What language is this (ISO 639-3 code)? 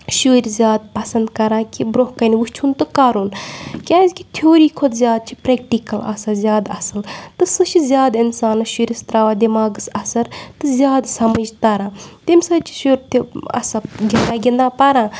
kas